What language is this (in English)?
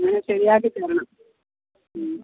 Malayalam